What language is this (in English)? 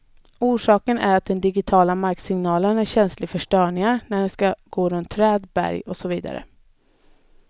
Swedish